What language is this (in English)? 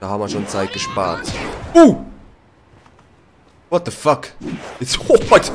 German